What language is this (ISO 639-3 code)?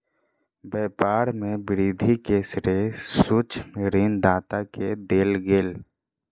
mai